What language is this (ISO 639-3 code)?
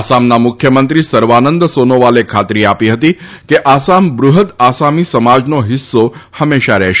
guj